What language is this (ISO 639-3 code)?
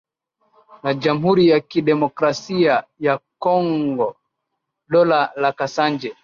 swa